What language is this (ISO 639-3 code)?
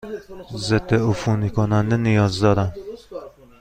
fas